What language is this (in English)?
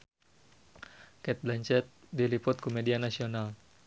Sundanese